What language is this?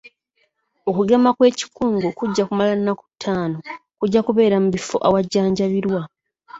Ganda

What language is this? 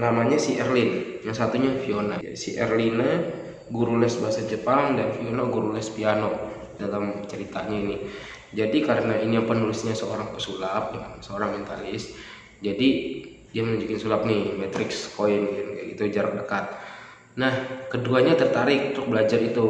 Indonesian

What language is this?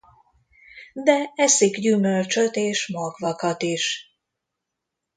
Hungarian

